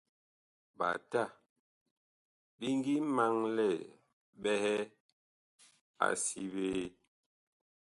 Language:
Bakoko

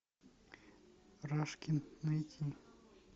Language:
Russian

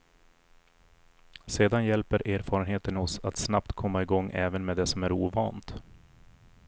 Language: Swedish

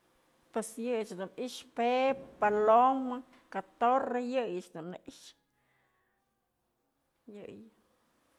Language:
Mazatlán Mixe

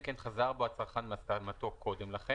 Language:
Hebrew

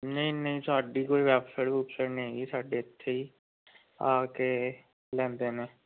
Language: Punjabi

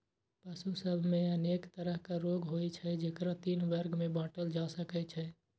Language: Maithili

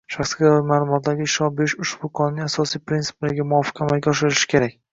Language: Uzbek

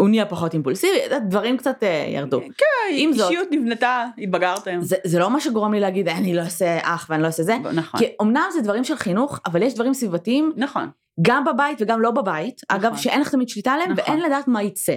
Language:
Hebrew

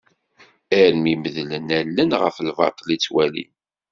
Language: Kabyle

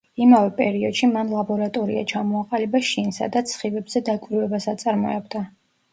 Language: Georgian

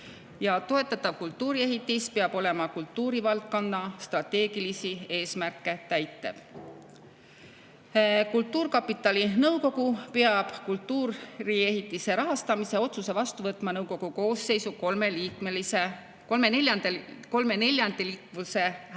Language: Estonian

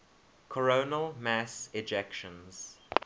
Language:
English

